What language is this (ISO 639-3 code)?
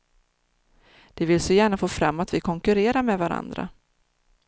swe